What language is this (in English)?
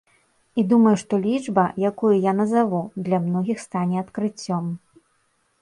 Belarusian